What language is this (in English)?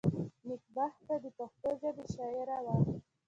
Pashto